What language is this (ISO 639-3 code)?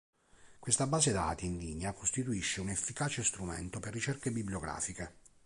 ita